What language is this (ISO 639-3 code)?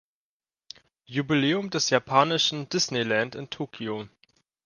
deu